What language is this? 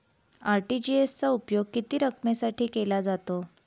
Marathi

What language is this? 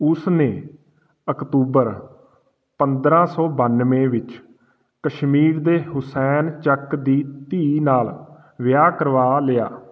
Punjabi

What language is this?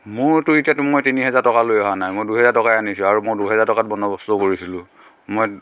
Assamese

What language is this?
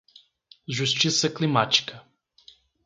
Portuguese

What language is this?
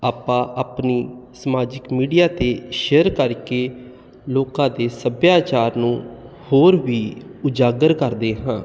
Punjabi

